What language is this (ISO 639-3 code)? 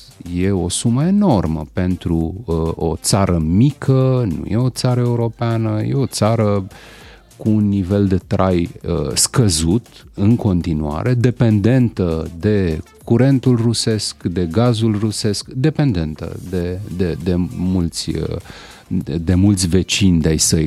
ron